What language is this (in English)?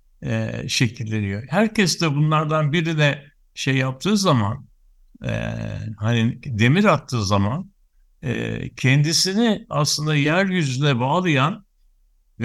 Turkish